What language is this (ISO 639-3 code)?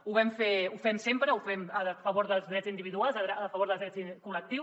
cat